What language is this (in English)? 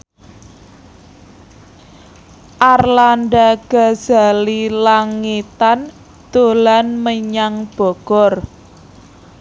Javanese